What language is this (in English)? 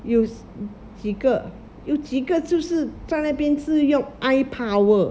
English